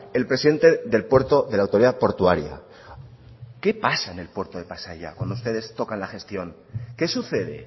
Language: Spanish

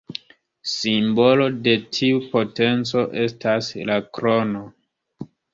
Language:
Esperanto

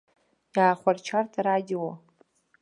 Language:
Abkhazian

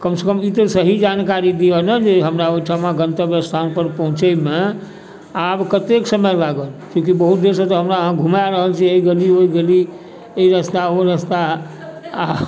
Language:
Maithili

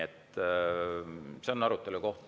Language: Estonian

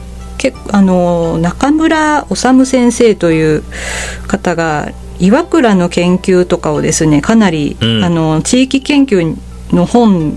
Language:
Japanese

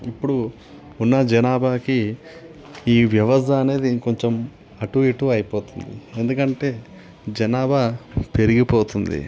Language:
Telugu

